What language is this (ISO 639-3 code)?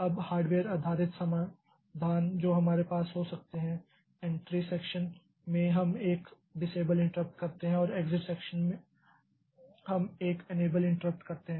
hin